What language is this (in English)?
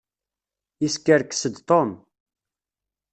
Kabyle